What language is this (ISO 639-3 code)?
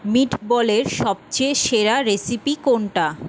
ben